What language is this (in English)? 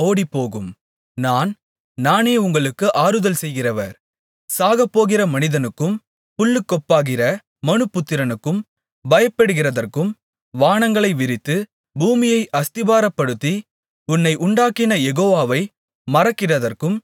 Tamil